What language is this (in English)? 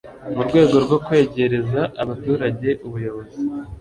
Kinyarwanda